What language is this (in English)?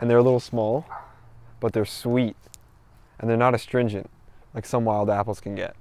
English